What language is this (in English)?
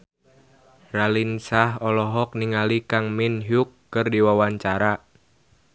Sundanese